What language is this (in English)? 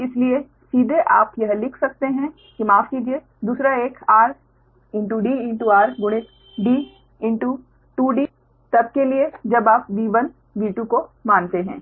Hindi